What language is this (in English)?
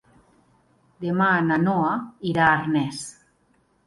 Catalan